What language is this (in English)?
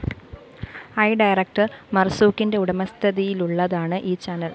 Malayalam